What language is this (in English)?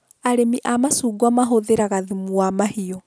Kikuyu